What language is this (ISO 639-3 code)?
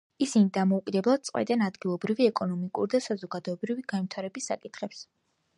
kat